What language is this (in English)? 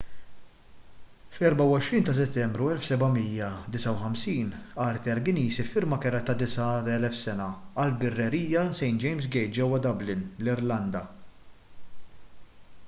Maltese